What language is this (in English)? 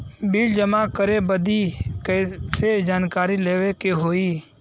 Bhojpuri